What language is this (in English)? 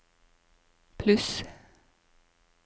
Norwegian